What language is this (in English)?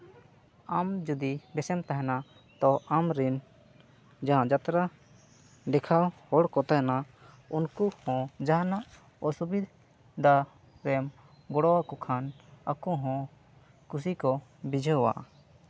Santali